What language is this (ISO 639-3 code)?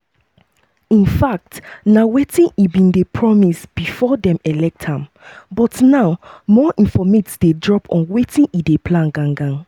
pcm